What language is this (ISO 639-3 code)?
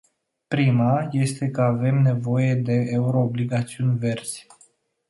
ron